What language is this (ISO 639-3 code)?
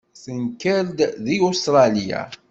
kab